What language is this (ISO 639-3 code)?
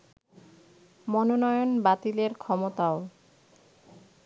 ben